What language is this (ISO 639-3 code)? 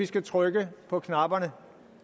dan